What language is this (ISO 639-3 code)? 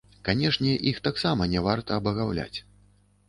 bel